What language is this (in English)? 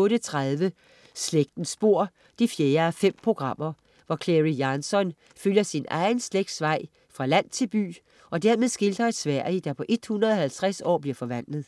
Danish